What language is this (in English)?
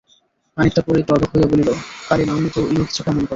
Bangla